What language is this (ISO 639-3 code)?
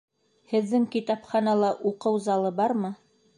bak